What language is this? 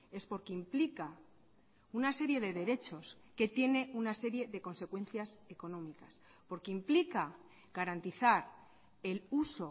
Spanish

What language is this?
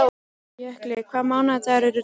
Icelandic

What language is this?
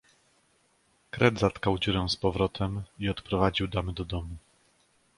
Polish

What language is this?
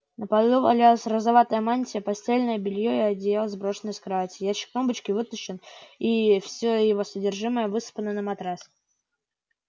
Russian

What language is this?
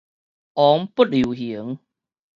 Min Nan Chinese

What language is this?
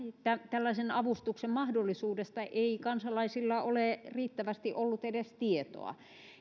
Finnish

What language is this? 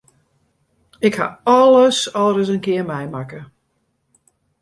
Western Frisian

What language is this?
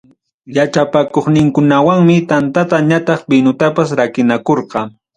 Ayacucho Quechua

